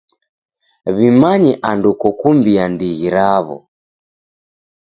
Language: Taita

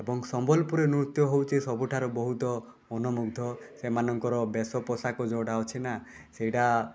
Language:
Odia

